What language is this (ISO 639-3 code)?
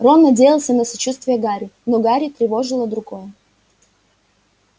rus